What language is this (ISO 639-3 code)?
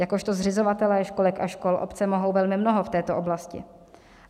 ces